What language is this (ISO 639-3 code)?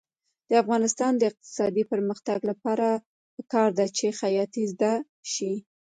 pus